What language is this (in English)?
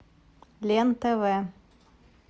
Russian